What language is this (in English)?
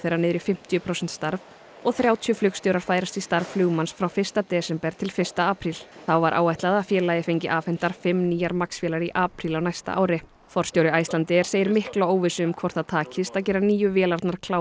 Icelandic